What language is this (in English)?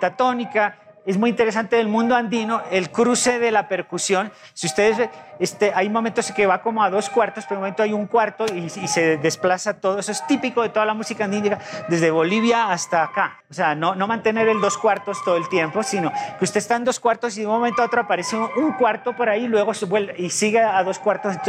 Spanish